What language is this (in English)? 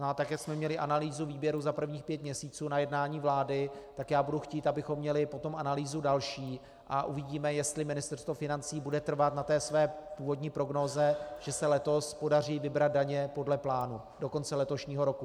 Czech